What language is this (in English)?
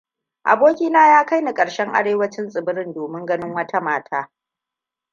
Hausa